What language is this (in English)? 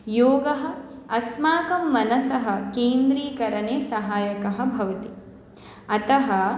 Sanskrit